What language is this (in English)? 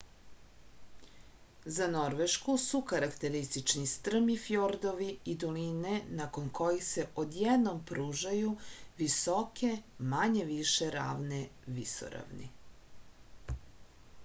Serbian